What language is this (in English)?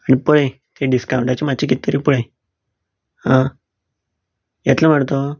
Konkani